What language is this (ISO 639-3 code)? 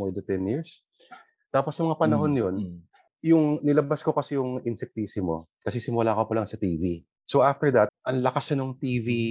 fil